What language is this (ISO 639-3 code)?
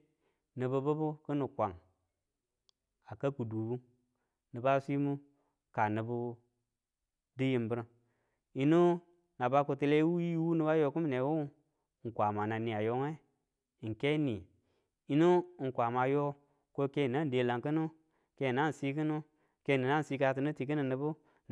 tul